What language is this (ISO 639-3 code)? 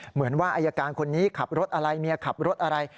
tha